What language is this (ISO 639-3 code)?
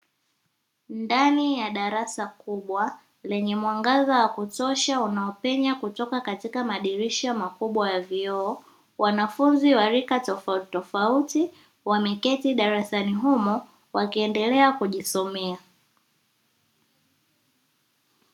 swa